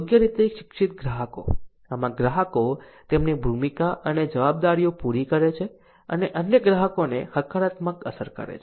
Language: Gujarati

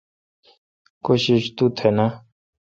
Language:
Kalkoti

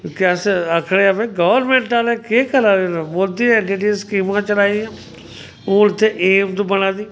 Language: Dogri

